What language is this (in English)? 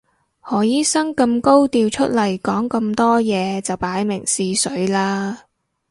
Cantonese